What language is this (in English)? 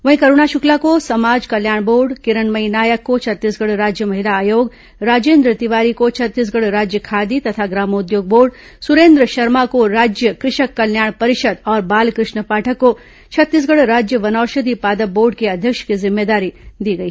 Hindi